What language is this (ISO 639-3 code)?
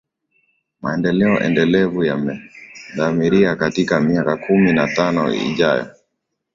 swa